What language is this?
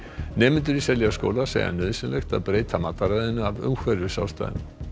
Icelandic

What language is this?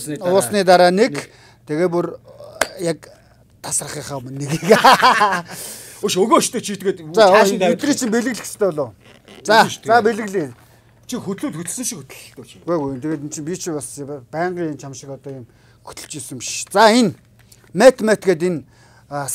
Turkish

